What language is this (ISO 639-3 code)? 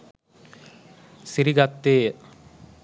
sin